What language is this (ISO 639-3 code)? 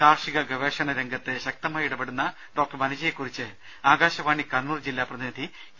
mal